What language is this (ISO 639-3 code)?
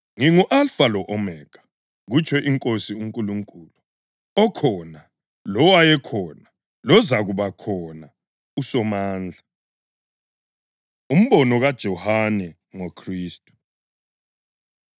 nde